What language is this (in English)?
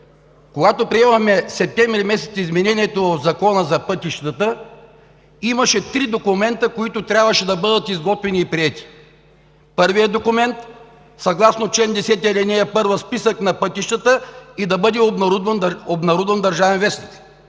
Bulgarian